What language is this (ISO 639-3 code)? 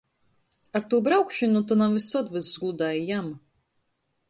ltg